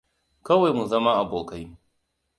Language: Hausa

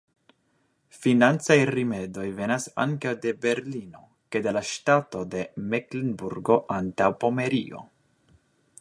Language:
Esperanto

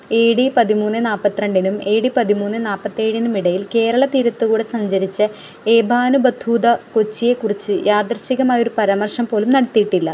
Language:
Malayalam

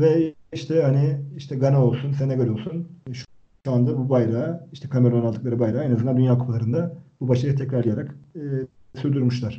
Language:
Turkish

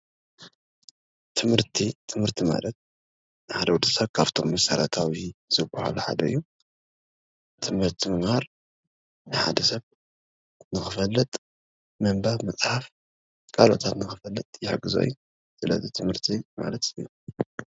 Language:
Tigrinya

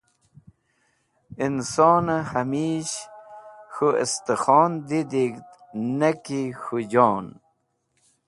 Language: Wakhi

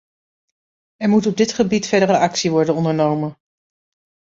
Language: Dutch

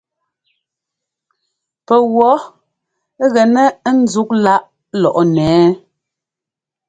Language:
Ngomba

